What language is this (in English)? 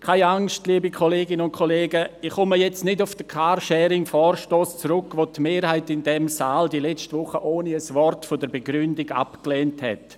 Swiss German